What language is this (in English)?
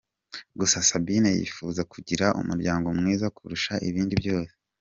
Kinyarwanda